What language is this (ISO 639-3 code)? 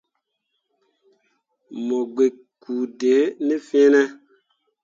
mua